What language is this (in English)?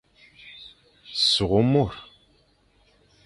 Fang